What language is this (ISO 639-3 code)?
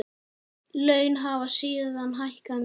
isl